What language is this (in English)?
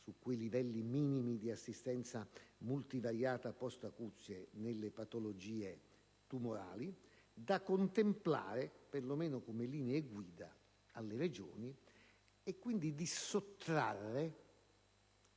Italian